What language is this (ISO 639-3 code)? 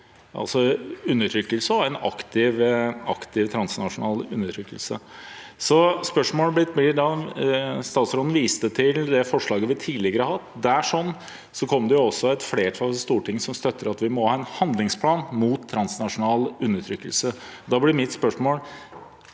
nor